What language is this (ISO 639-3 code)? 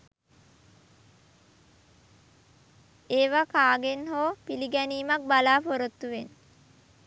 sin